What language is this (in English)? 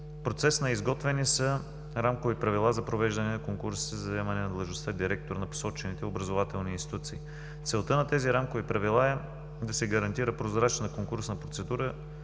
Bulgarian